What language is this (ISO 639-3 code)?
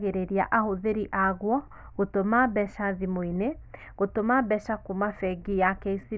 kik